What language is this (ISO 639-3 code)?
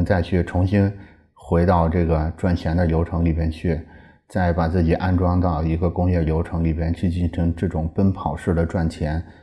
zho